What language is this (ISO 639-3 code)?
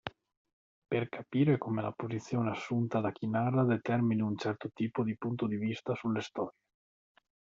ita